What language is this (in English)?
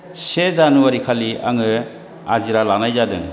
Bodo